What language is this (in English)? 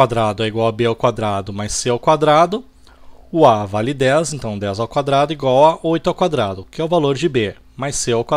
Portuguese